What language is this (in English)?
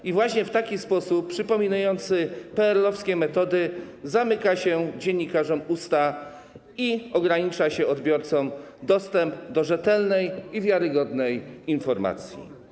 Polish